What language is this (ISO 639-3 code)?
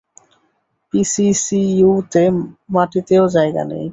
ben